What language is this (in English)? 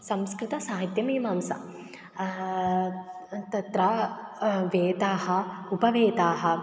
Sanskrit